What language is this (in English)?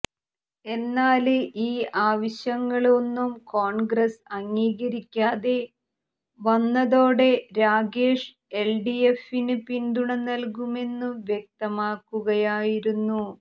Malayalam